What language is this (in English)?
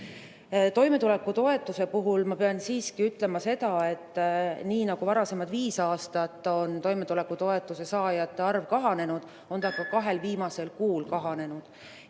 Estonian